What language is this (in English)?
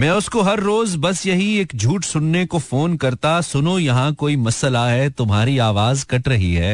Hindi